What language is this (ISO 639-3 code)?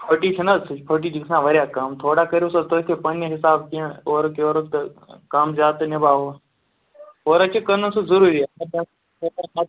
kas